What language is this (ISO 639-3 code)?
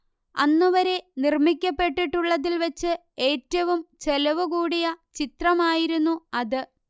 mal